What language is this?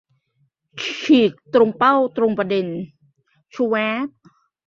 Thai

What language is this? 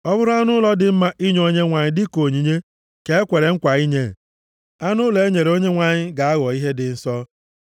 Igbo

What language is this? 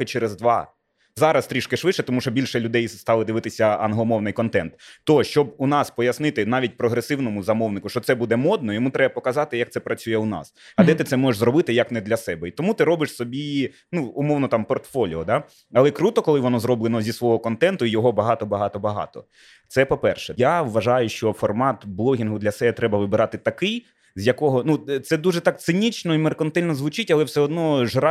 Ukrainian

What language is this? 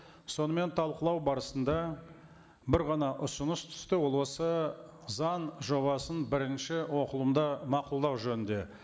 Kazakh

